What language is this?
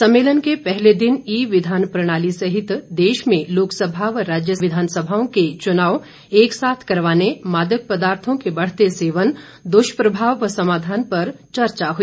Hindi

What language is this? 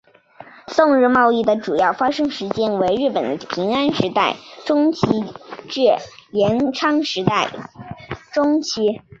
Chinese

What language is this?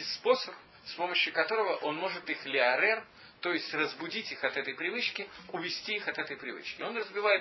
Russian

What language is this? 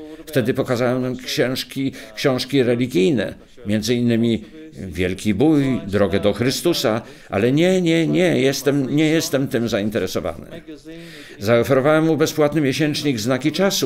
Polish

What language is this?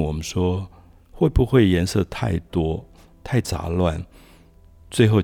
Chinese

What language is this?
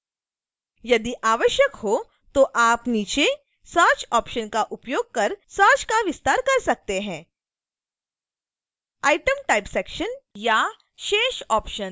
Hindi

